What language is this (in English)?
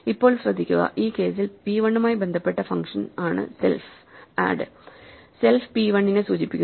Malayalam